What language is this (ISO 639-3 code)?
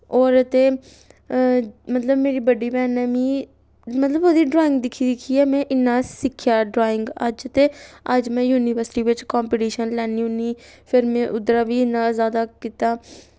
doi